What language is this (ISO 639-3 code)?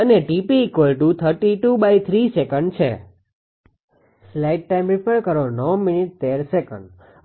guj